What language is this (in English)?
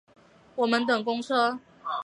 Chinese